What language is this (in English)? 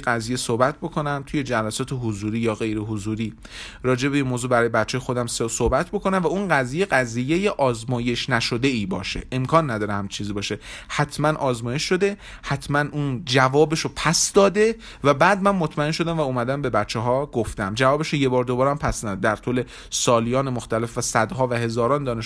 Persian